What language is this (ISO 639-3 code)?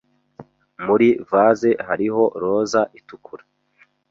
kin